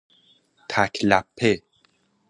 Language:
Persian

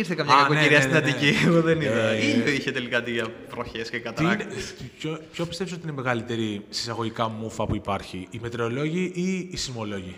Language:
Greek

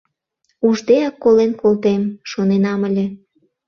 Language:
Mari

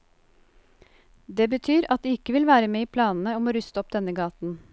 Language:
Norwegian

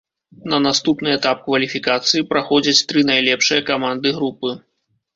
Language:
Belarusian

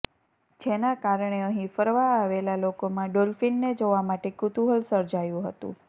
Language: Gujarati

